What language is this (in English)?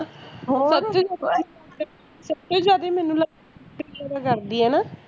Punjabi